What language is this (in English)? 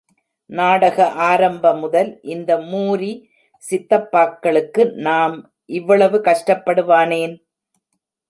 Tamil